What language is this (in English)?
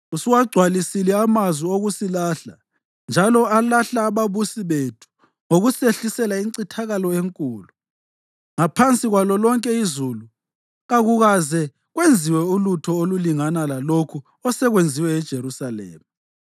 North Ndebele